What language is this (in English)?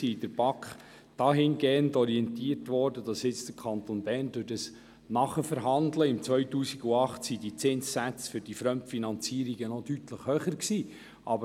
Swiss German